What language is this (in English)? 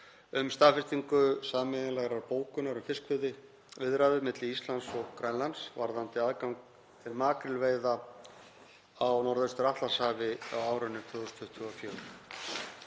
Icelandic